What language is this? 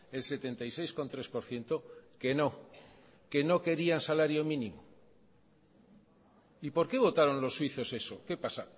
Spanish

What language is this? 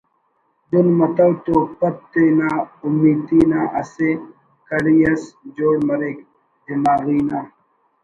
Brahui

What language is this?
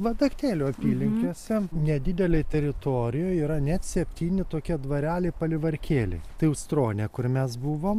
Lithuanian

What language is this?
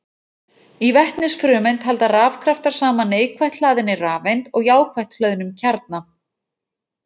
Icelandic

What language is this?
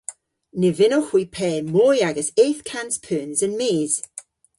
Cornish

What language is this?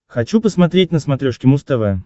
Russian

